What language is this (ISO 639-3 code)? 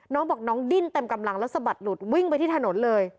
tha